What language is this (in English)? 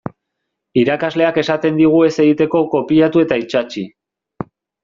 Basque